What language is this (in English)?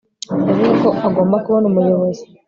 Kinyarwanda